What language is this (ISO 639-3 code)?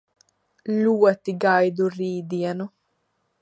lav